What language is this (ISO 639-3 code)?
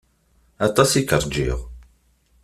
kab